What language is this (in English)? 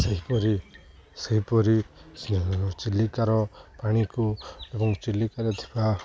Odia